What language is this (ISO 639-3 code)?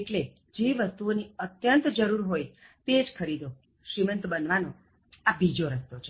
guj